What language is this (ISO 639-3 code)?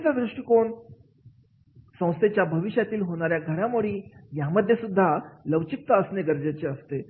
mar